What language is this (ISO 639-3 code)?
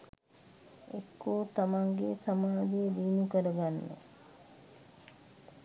sin